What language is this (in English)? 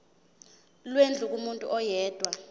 Zulu